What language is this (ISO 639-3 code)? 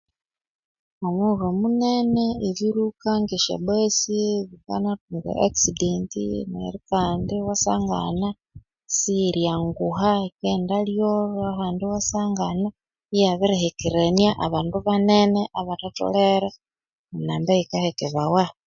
koo